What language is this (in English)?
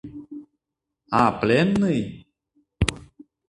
Mari